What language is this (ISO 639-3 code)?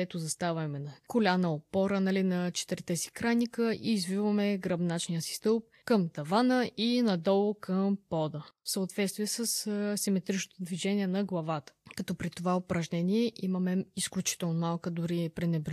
bul